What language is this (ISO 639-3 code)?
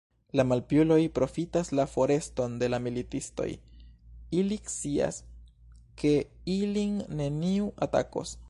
epo